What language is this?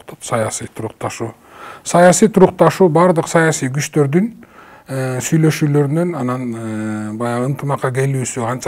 Turkish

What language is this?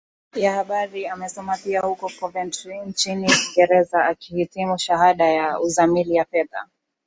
Swahili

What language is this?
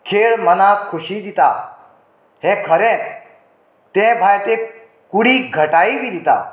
Konkani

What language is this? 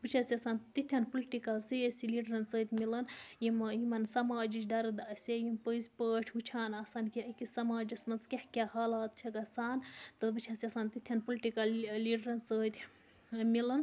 Kashmiri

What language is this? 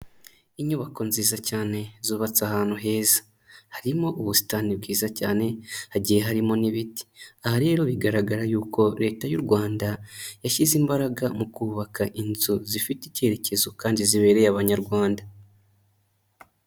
Kinyarwanda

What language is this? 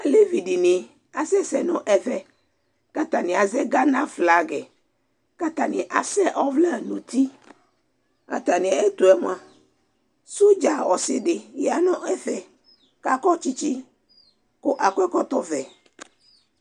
Ikposo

